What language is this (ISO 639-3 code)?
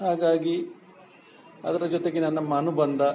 kan